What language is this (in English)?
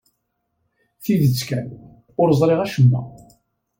Kabyle